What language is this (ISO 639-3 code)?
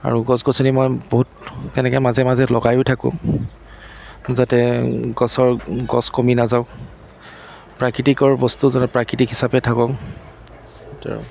asm